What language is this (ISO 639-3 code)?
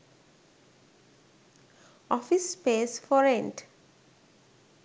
sin